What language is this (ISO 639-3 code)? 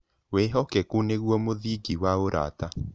kik